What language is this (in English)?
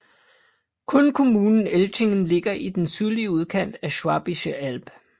Danish